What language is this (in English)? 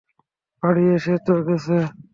Bangla